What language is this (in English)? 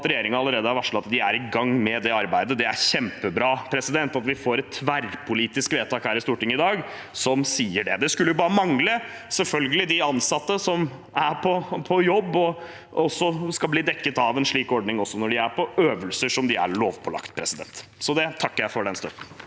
Norwegian